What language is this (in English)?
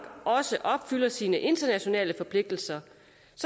Danish